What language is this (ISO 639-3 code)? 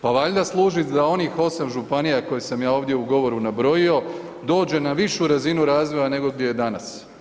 hrv